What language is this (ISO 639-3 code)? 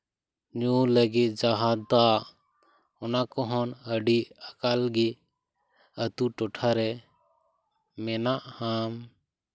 sat